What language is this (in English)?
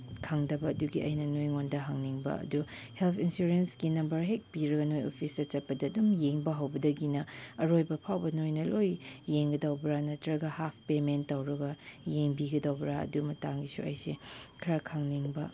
Manipuri